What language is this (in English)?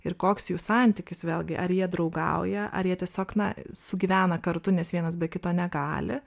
Lithuanian